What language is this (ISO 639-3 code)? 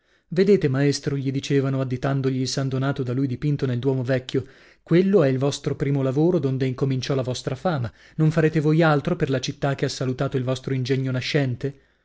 ita